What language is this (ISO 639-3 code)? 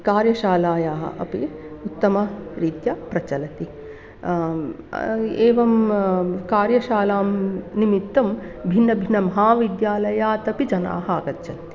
san